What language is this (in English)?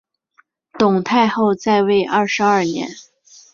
Chinese